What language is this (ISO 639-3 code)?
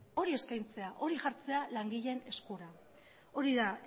eus